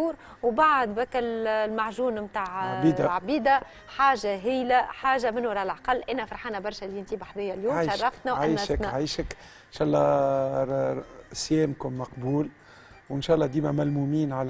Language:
Arabic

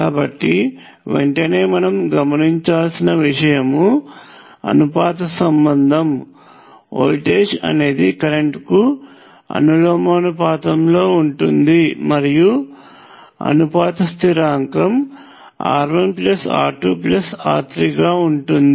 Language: Telugu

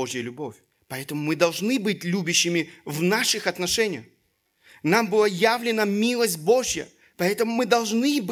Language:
Russian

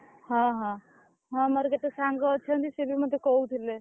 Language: Odia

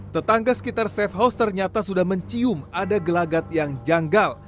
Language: Indonesian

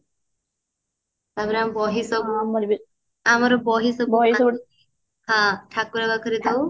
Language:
Odia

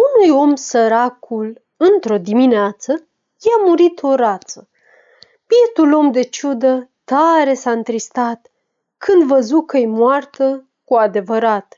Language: Romanian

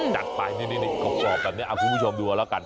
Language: Thai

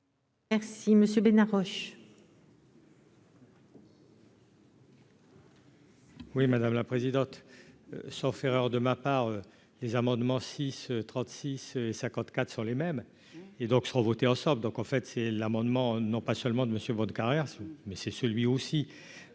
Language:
French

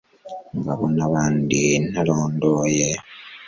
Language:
Kinyarwanda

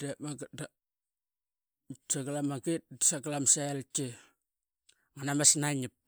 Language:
Qaqet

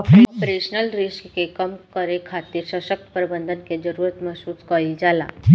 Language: Bhojpuri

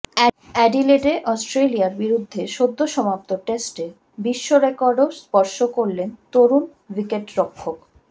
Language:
Bangla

